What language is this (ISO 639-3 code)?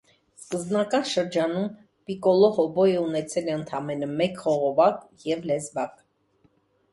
hye